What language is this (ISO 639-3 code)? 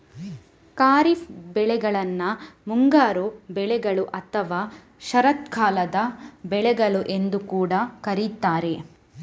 kan